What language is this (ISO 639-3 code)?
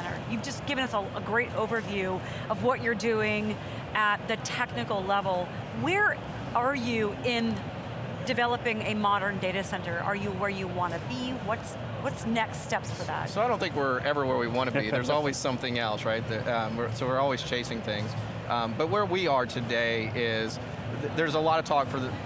eng